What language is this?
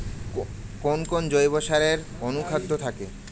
Bangla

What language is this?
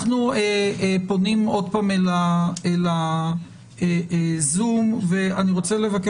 Hebrew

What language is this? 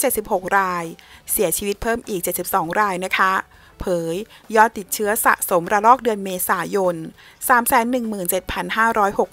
Thai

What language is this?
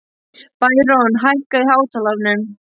Icelandic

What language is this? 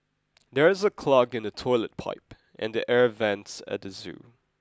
English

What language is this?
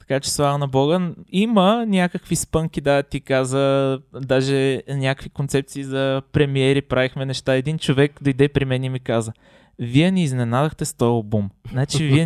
Bulgarian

